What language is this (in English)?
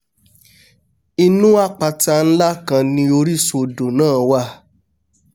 Yoruba